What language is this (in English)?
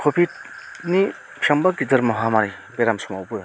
Bodo